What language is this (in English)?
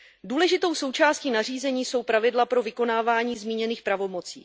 Czech